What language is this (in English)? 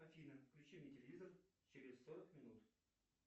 Russian